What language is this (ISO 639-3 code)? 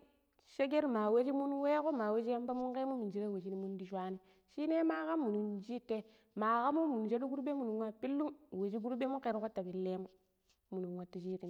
pip